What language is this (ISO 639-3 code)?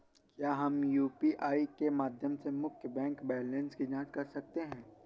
hin